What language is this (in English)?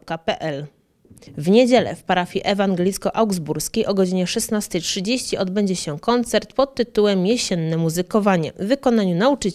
Polish